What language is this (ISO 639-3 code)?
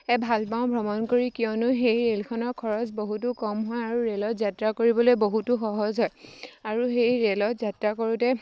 asm